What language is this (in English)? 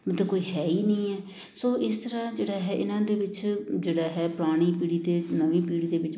Punjabi